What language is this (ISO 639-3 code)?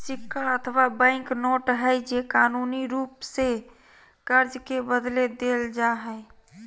mag